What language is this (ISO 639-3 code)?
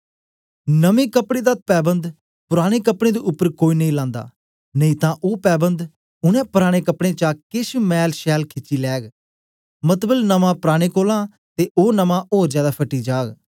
doi